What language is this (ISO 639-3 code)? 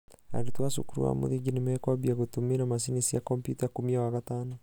kik